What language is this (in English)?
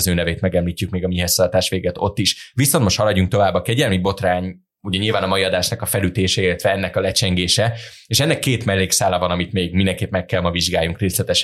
Hungarian